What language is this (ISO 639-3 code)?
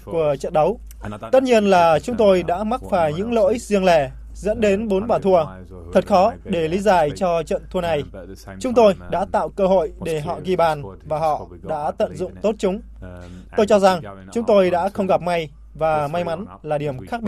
vie